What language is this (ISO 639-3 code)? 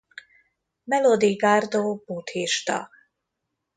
hun